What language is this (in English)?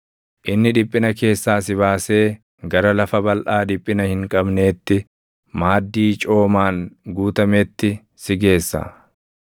Oromo